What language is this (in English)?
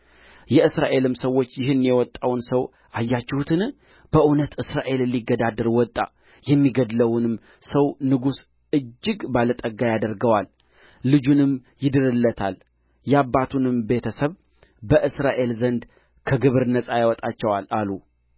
Amharic